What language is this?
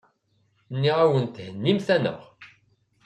Kabyle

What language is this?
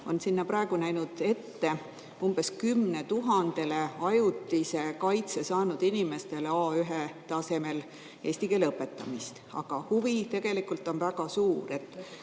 Estonian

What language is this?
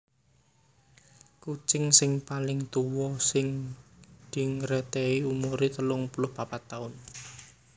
Javanese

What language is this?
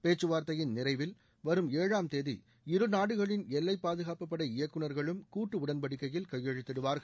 Tamil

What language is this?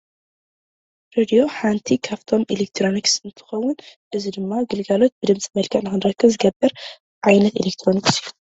Tigrinya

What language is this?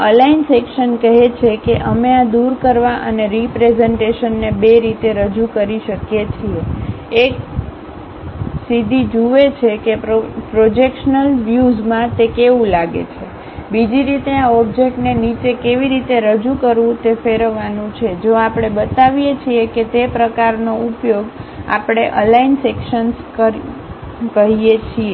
Gujarati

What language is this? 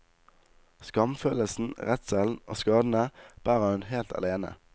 Norwegian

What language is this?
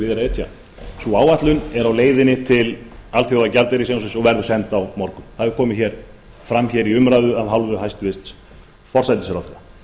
Icelandic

